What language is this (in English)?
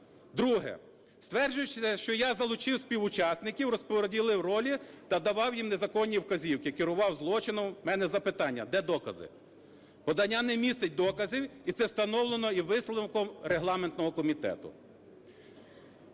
Ukrainian